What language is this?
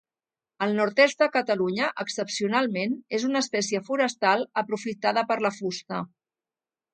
Catalan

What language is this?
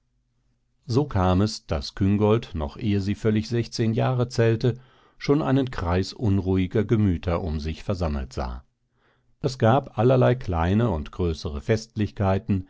German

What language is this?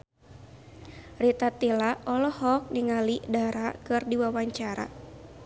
Sundanese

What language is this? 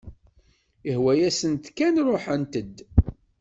Kabyle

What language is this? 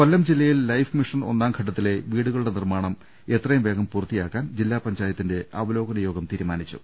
Malayalam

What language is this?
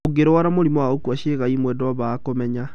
Kikuyu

